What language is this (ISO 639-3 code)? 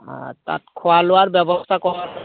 asm